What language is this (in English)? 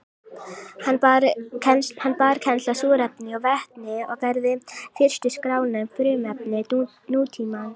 Icelandic